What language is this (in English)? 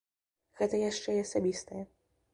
Belarusian